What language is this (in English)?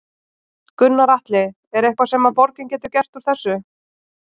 Icelandic